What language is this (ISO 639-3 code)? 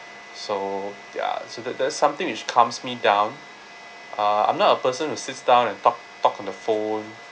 eng